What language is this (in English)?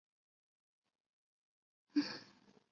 Chinese